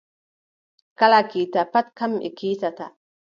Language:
Adamawa Fulfulde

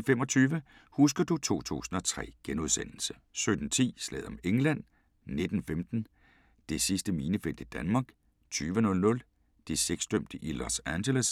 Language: Danish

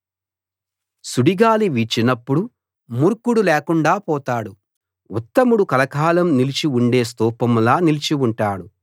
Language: Telugu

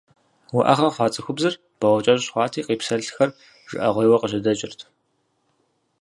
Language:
Kabardian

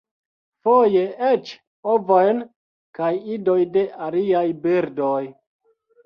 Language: Esperanto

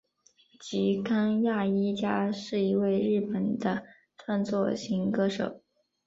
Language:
Chinese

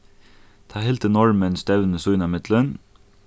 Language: Faroese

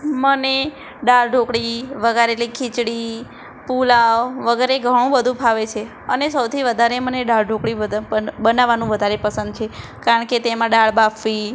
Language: Gujarati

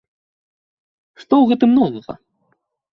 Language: Belarusian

